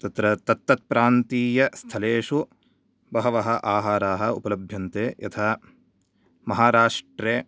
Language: Sanskrit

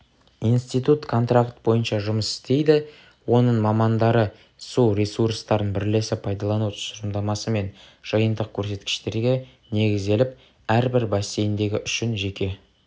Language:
Kazakh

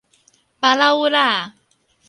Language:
Min Nan Chinese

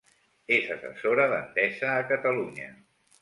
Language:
Catalan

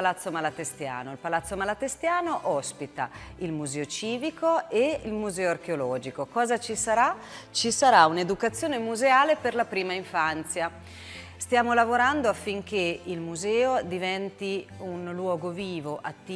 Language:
Italian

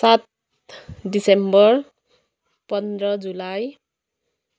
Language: Nepali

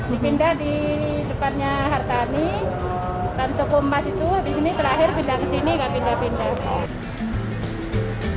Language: Indonesian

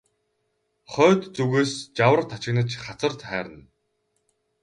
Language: Mongolian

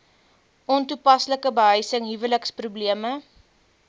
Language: Afrikaans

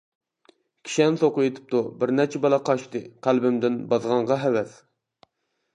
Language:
Uyghur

